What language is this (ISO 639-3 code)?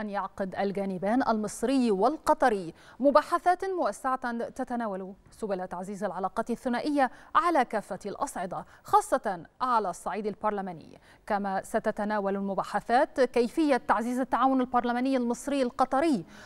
ara